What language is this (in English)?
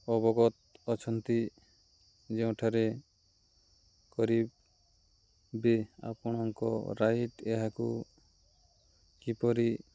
Odia